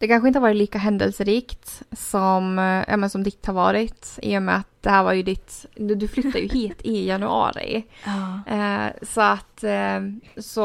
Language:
Swedish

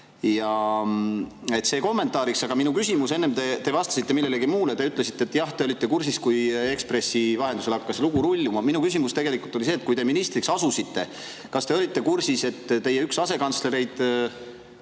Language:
Estonian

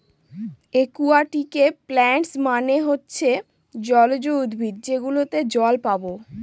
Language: Bangla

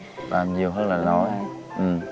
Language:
Vietnamese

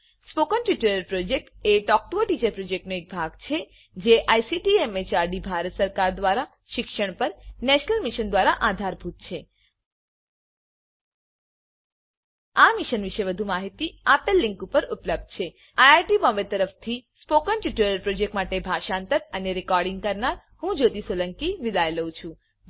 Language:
Gujarati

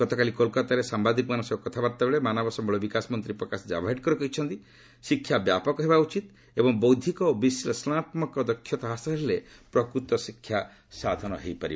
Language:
Odia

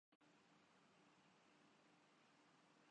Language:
Urdu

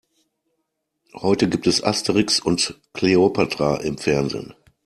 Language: German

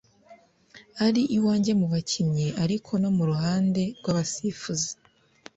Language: Kinyarwanda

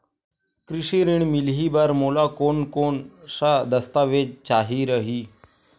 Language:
Chhattisgarhi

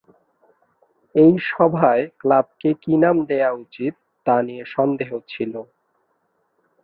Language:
Bangla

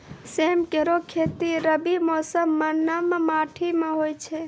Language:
Maithili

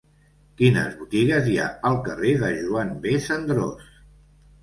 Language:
Catalan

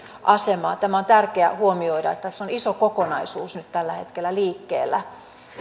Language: Finnish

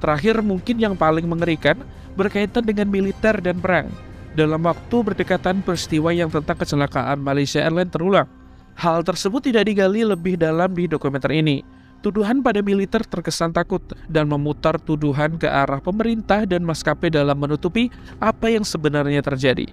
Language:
Indonesian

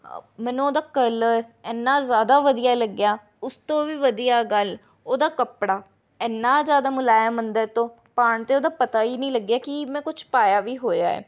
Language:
Punjabi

